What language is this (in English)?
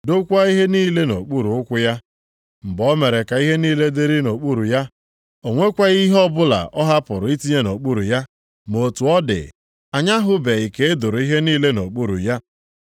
Igbo